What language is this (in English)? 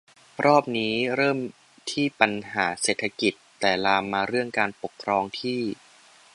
Thai